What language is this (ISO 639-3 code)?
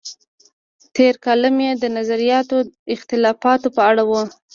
pus